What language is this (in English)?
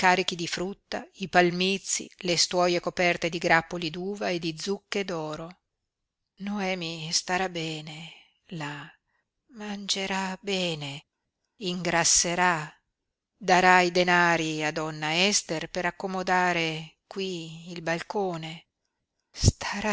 Italian